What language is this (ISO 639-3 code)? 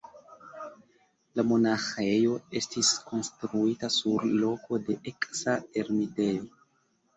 epo